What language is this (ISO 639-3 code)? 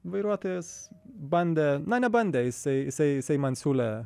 lit